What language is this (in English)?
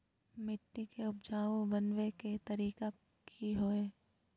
Magahi